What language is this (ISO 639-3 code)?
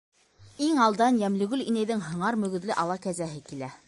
bak